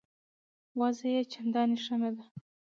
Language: Pashto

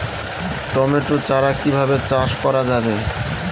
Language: Bangla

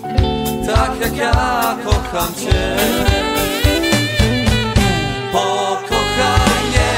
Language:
Polish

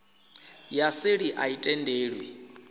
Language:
Venda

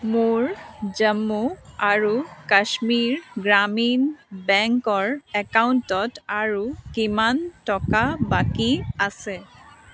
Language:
Assamese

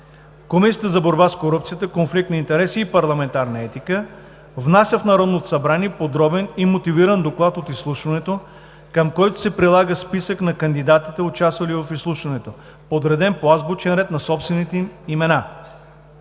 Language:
Bulgarian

